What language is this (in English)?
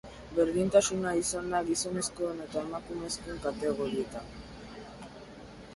Basque